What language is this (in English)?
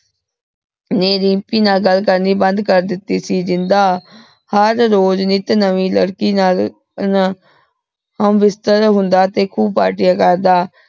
Punjabi